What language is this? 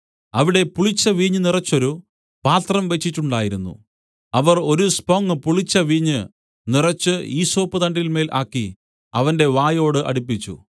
Malayalam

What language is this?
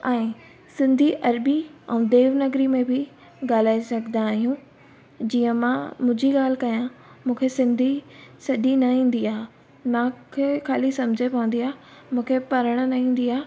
Sindhi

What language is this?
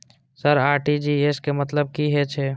Maithili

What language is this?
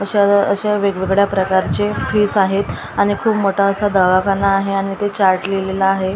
Marathi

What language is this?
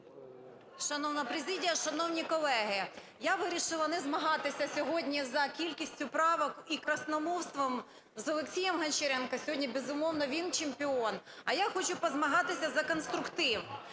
Ukrainian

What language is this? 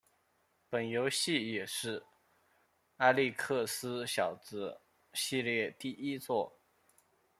Chinese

